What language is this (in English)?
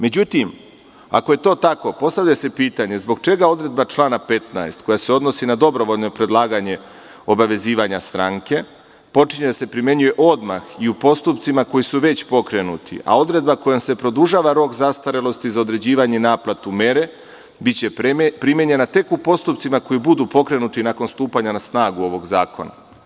Serbian